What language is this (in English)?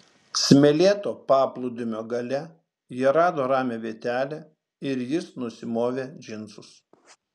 Lithuanian